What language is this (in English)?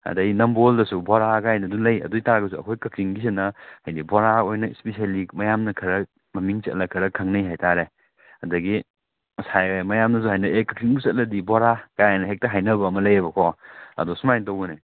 Manipuri